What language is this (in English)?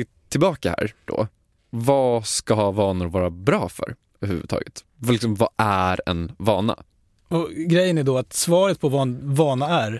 Swedish